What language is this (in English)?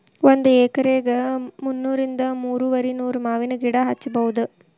Kannada